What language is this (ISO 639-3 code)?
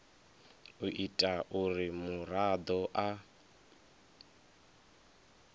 ven